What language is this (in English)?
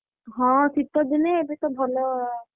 Odia